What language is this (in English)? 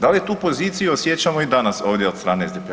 Croatian